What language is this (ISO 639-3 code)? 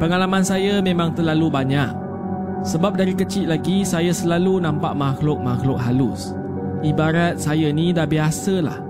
msa